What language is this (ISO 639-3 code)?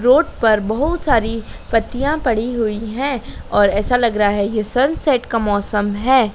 hin